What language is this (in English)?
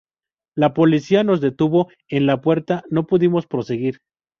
Spanish